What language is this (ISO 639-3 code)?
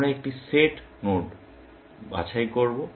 ben